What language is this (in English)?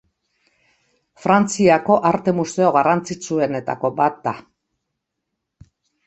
Basque